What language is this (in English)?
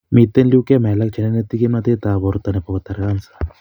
Kalenjin